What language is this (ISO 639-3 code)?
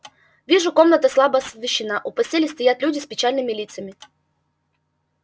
rus